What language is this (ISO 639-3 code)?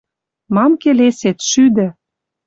mrj